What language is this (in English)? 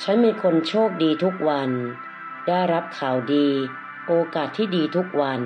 Thai